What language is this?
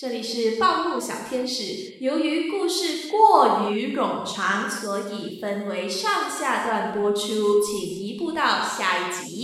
Chinese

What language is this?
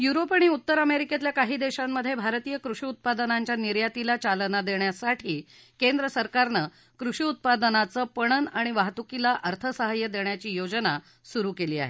Marathi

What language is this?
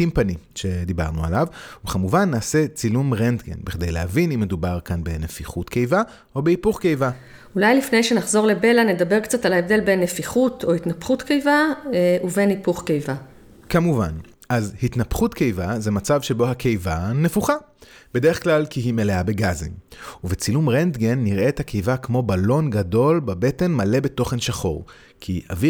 Hebrew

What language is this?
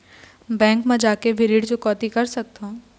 Chhattisgarhi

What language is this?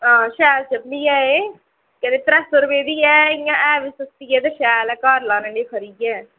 Dogri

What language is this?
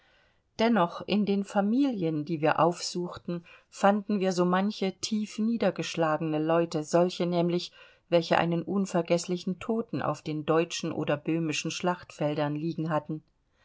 German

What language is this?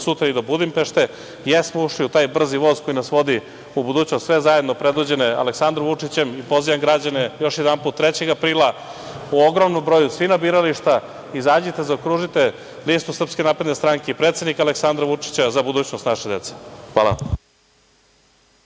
Serbian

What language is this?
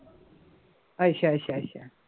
Punjabi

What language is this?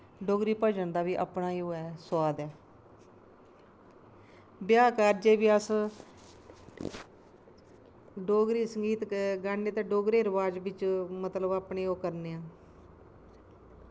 Dogri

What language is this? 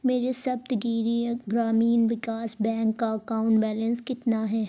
Urdu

